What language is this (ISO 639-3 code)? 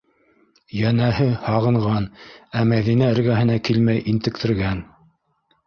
bak